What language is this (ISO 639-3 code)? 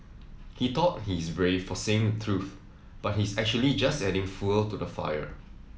eng